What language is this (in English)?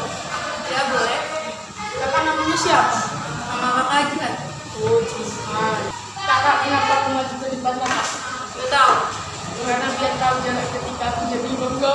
Indonesian